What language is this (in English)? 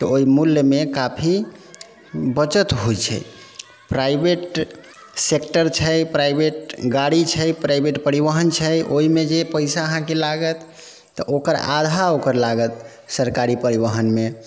Maithili